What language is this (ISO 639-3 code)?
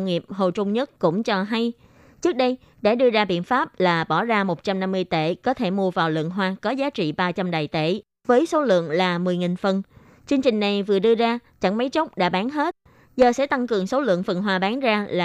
vie